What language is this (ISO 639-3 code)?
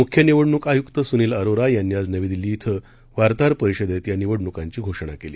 mar